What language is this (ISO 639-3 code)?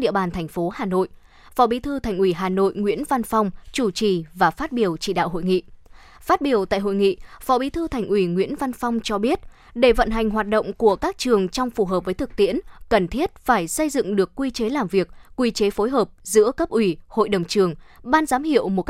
vie